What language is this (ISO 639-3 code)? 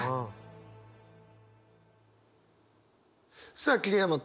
jpn